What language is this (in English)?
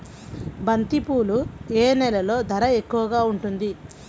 Telugu